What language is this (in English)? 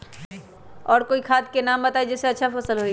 Magahi